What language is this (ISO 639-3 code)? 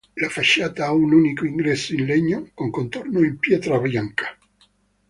ita